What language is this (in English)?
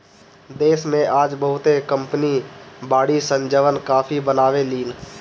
Bhojpuri